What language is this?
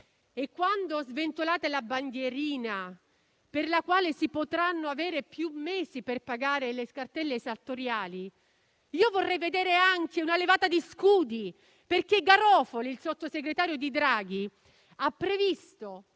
Italian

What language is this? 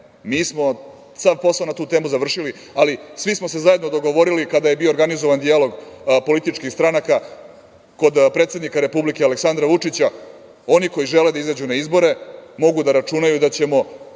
Serbian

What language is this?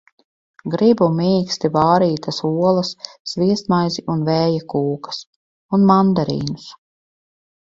Latvian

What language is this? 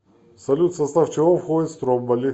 Russian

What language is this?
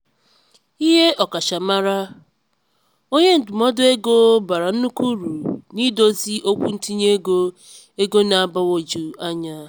Igbo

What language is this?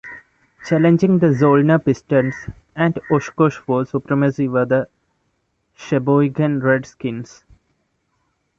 English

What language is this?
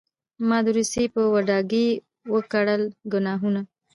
Pashto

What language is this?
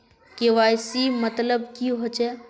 Magahi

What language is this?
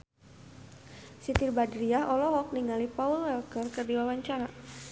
Sundanese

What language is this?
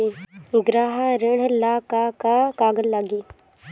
Bhojpuri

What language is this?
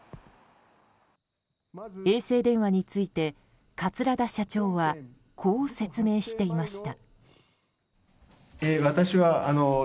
Japanese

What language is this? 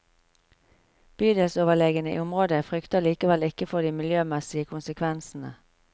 Norwegian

